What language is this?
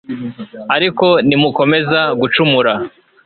Kinyarwanda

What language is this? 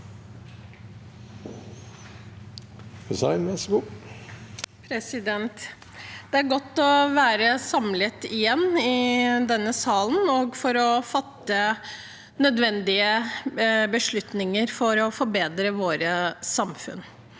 Norwegian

